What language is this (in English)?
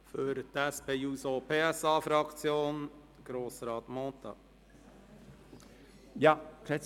Swiss German